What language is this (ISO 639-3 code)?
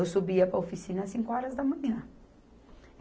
por